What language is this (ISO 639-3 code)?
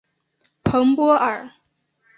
zho